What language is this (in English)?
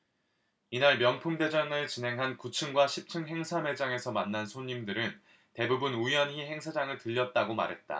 Korean